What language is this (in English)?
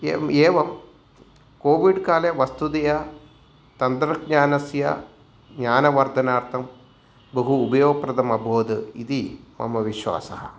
Sanskrit